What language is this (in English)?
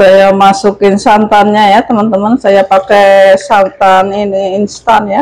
Indonesian